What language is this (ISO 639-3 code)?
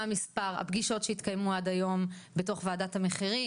heb